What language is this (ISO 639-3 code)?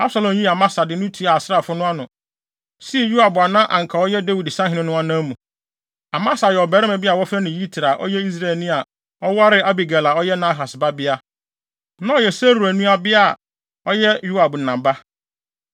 aka